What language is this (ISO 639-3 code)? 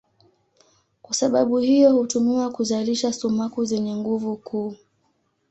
swa